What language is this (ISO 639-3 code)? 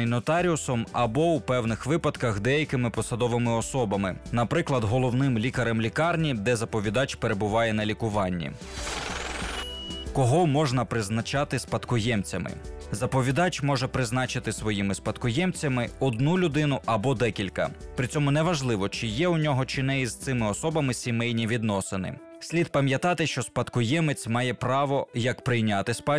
ukr